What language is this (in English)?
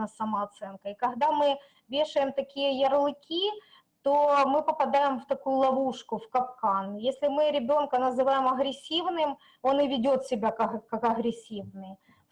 Russian